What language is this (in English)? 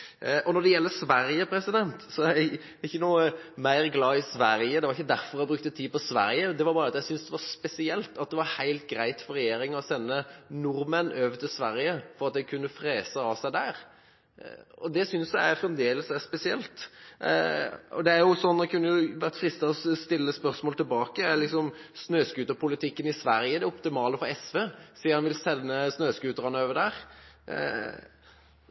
Norwegian Bokmål